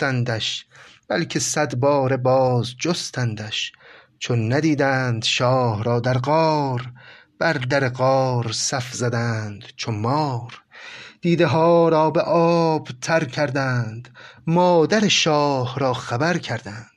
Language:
Persian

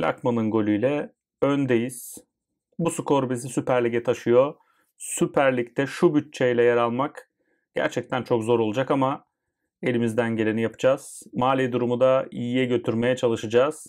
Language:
Turkish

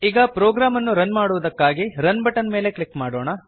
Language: Kannada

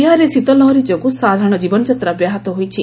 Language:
Odia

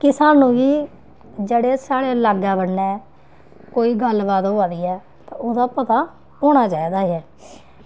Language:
Dogri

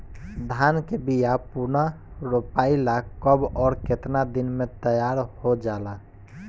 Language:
Bhojpuri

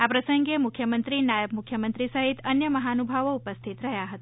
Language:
Gujarati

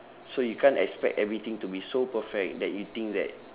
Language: English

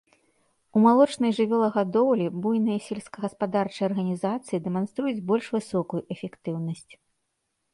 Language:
Belarusian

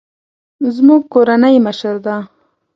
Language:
Pashto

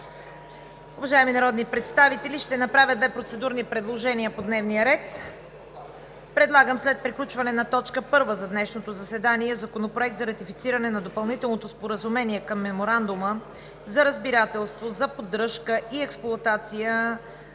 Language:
Bulgarian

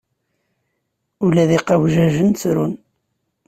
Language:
Kabyle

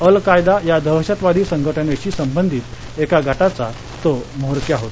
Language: Marathi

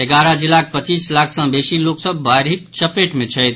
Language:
Maithili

